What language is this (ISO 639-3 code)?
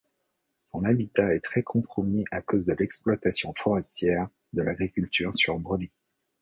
fra